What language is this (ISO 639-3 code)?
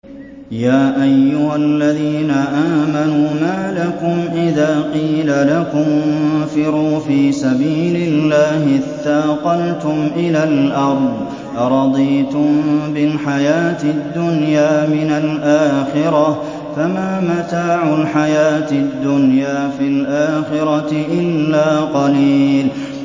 ara